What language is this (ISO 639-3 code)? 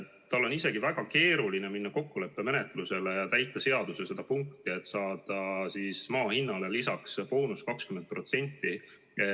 est